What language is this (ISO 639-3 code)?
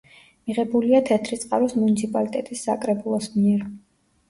kat